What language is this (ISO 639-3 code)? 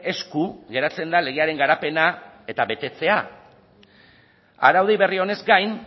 eus